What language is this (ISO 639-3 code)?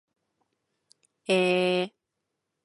jpn